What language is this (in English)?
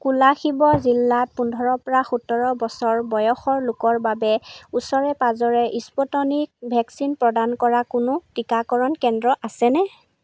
Assamese